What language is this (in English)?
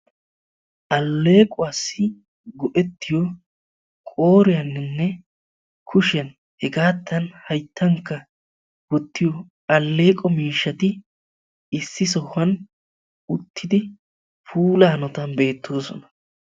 Wolaytta